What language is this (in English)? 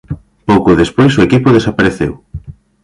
Galician